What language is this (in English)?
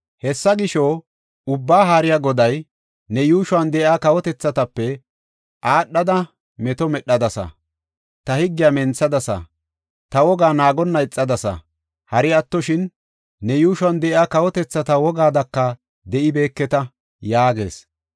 Gofa